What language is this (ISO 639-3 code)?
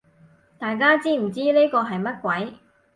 yue